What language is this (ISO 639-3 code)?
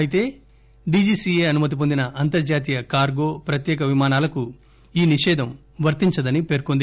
tel